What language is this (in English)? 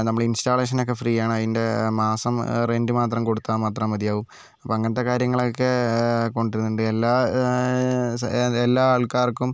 Malayalam